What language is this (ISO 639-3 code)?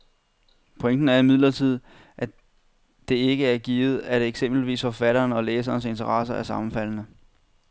dan